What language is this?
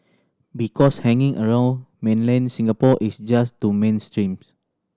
English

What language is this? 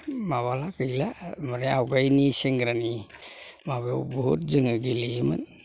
Bodo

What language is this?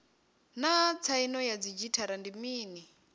Venda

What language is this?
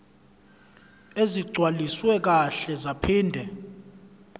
Zulu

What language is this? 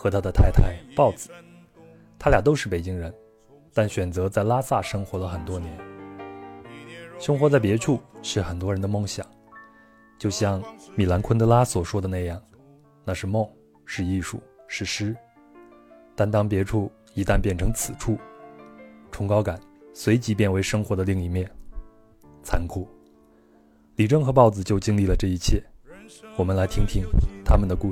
Chinese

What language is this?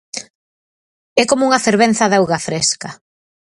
Galician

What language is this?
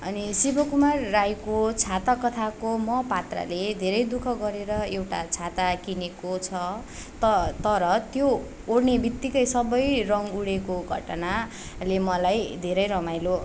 Nepali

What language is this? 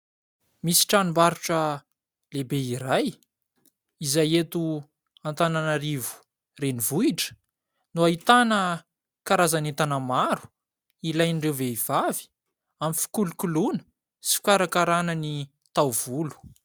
Malagasy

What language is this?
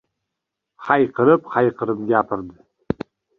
Uzbek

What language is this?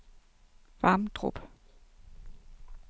Danish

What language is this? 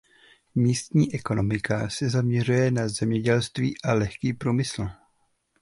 Czech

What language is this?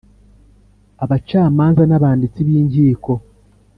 Kinyarwanda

